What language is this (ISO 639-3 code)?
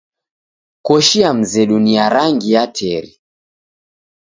dav